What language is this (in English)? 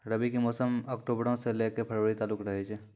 Maithili